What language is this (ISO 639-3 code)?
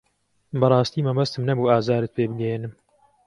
ckb